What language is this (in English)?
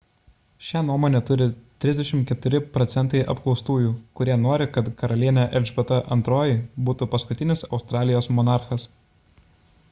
Lithuanian